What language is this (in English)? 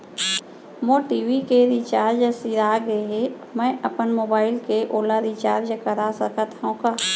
Chhattisgarhi